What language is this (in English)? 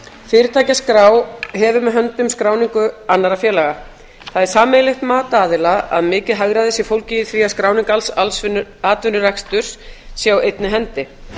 Icelandic